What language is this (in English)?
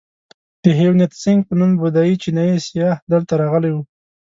Pashto